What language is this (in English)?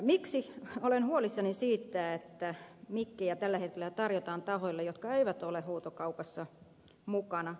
Finnish